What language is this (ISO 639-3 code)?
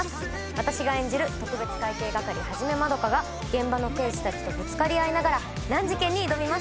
jpn